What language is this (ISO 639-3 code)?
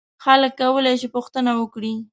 pus